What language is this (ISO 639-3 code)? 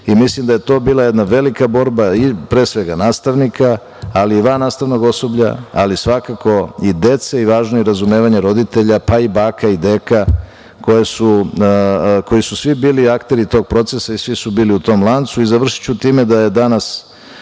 srp